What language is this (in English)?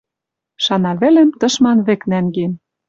Western Mari